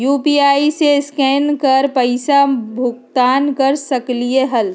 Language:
Magahi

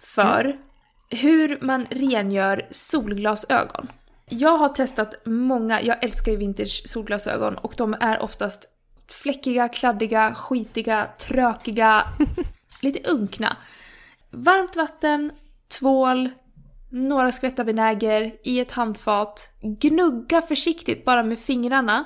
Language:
Swedish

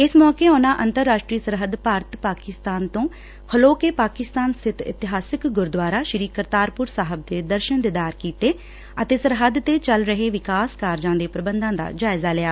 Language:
Punjabi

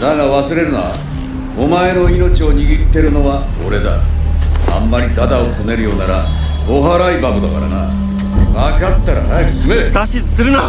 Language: Japanese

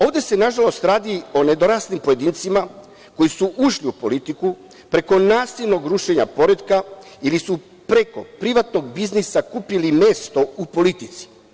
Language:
Serbian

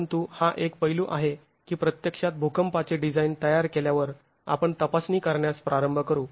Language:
Marathi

